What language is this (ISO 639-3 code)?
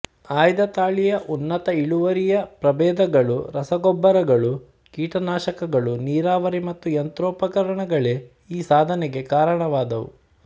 kan